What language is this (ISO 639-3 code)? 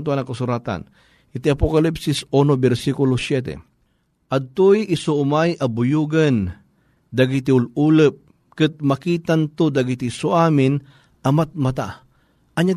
fil